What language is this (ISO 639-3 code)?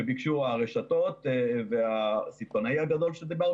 heb